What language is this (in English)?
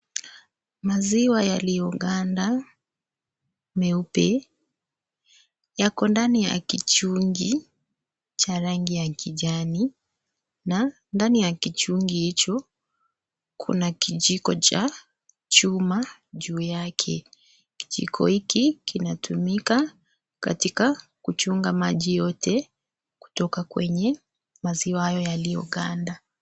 Swahili